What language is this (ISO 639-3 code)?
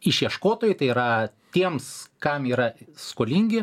lit